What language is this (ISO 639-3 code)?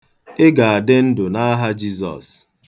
ibo